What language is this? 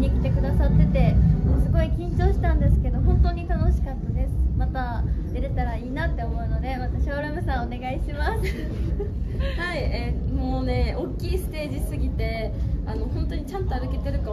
Japanese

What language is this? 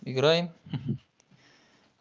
Russian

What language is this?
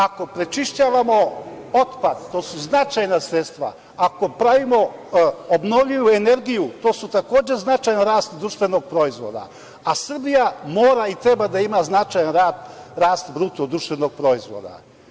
Serbian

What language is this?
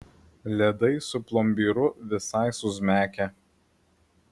Lithuanian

